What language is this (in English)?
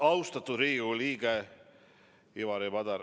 Estonian